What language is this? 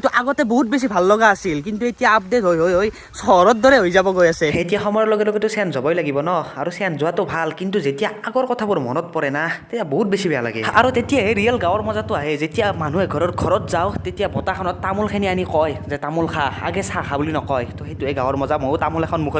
Indonesian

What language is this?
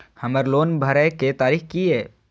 Maithili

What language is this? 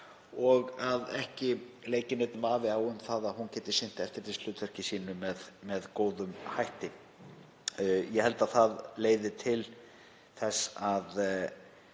Icelandic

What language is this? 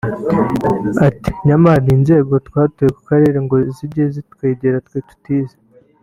Kinyarwanda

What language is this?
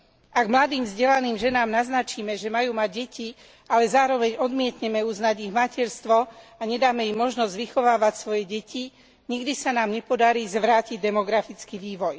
Slovak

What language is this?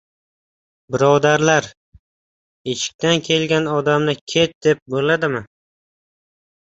Uzbek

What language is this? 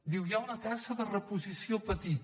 Catalan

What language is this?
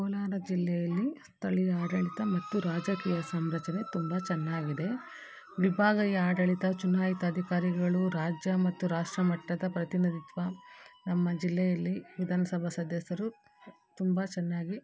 Kannada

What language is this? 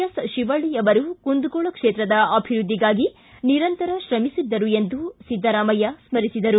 Kannada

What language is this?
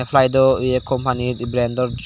Chakma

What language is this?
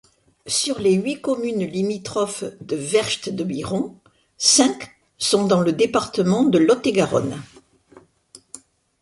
French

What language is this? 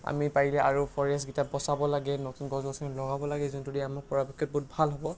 Assamese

